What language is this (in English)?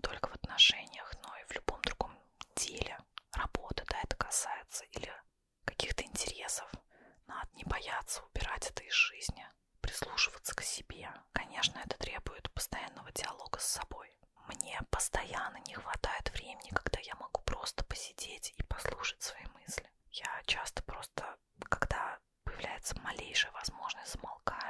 Russian